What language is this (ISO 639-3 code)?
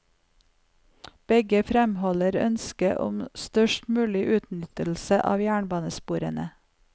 nor